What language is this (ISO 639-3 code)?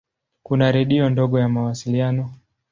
swa